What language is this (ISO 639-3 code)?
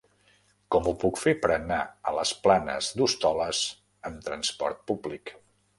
cat